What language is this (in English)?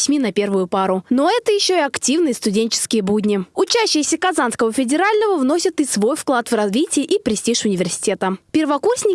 Russian